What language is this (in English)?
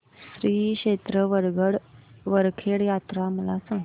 Marathi